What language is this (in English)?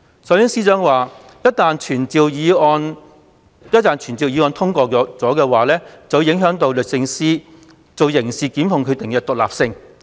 Cantonese